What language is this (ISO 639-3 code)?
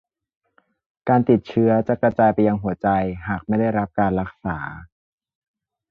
tha